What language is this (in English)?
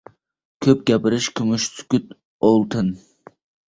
Uzbek